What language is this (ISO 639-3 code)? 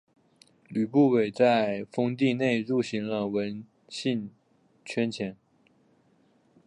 zho